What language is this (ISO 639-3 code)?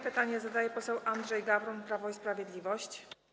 pol